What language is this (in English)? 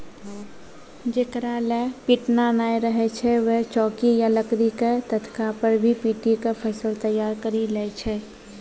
Maithili